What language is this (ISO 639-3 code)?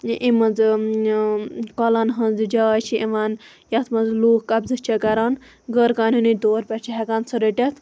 kas